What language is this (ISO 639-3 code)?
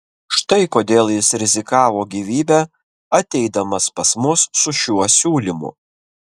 lit